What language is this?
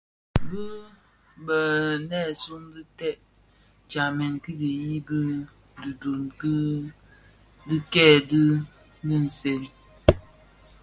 Bafia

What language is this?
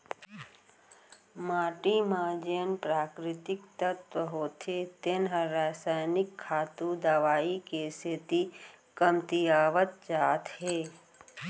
Chhattisgarhi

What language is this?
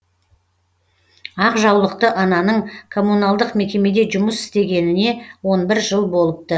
Kazakh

